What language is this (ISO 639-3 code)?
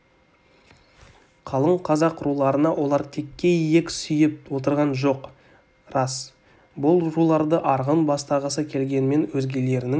kaz